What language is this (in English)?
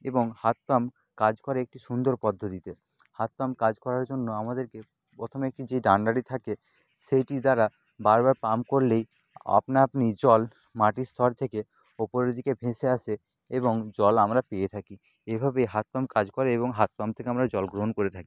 Bangla